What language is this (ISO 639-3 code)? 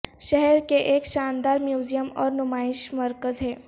urd